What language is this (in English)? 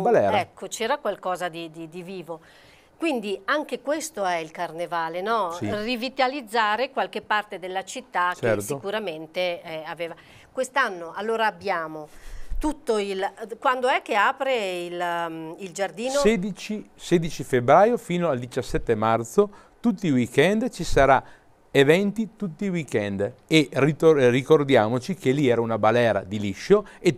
Italian